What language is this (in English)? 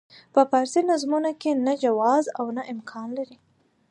Pashto